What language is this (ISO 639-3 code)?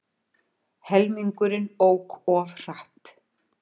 isl